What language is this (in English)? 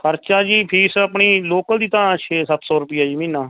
Punjabi